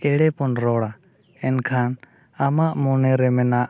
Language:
Santali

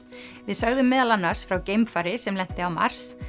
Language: Icelandic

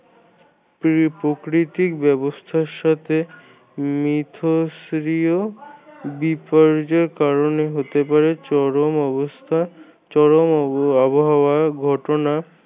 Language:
Bangla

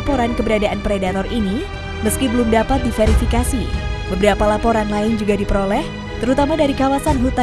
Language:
Indonesian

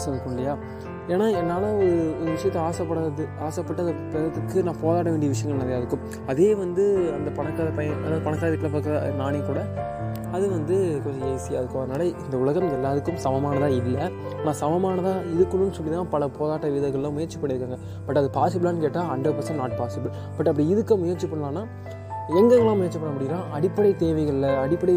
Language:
Tamil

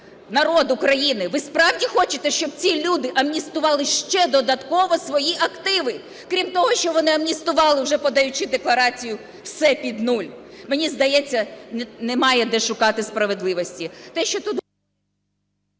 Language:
Ukrainian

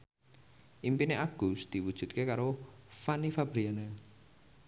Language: Javanese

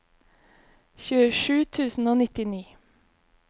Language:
Norwegian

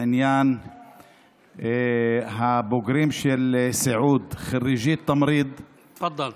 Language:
Hebrew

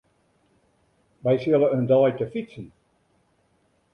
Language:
Western Frisian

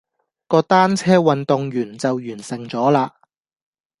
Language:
Cantonese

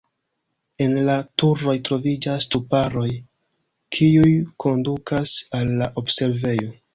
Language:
Esperanto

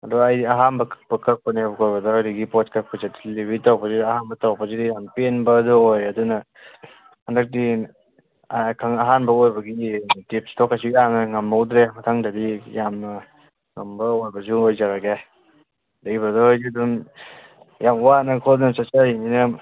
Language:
Manipuri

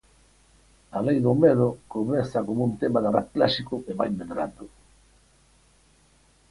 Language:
Galician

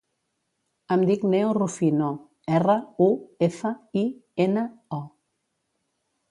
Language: Catalan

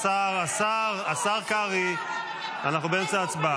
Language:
Hebrew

